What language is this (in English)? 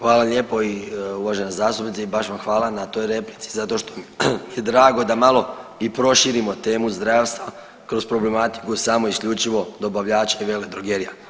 Croatian